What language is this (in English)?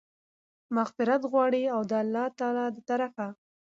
Pashto